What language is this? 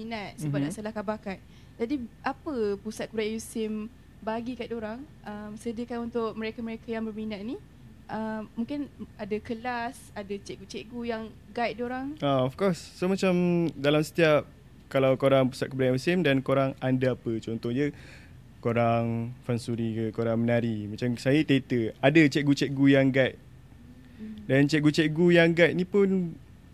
Malay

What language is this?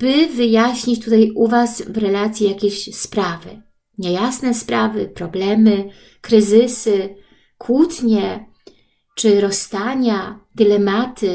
Polish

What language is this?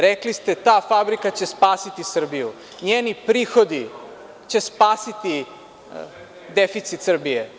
Serbian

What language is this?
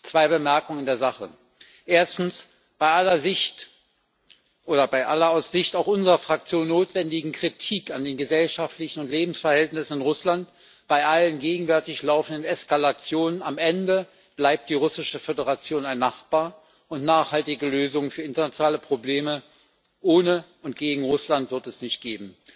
German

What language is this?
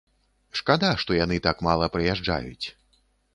Belarusian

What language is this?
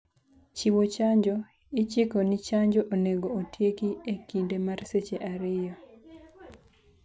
Luo (Kenya and Tanzania)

